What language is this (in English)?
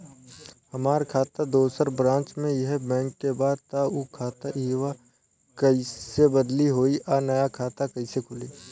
Bhojpuri